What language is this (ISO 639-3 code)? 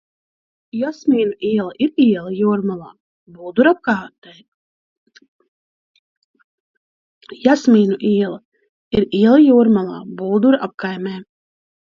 lav